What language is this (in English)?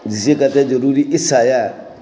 Dogri